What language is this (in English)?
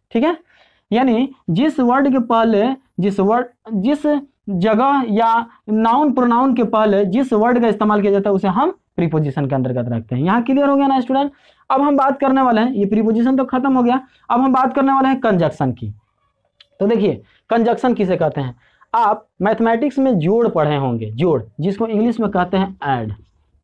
Hindi